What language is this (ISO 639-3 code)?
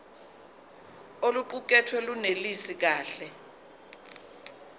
zul